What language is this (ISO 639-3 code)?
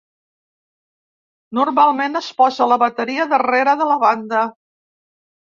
cat